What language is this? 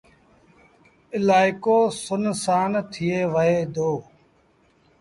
Sindhi Bhil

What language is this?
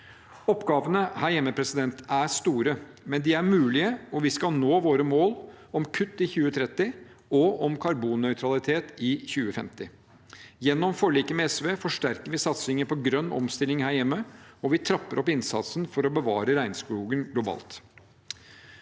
Norwegian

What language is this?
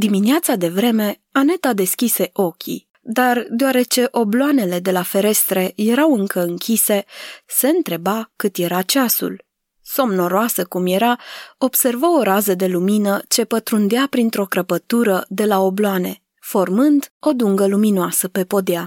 Romanian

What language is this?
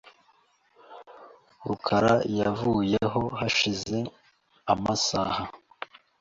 Kinyarwanda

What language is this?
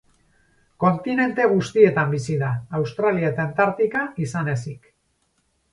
Basque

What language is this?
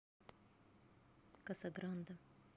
Russian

